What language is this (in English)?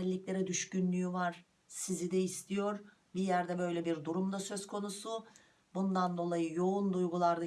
Turkish